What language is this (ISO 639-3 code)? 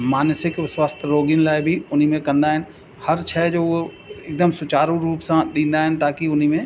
snd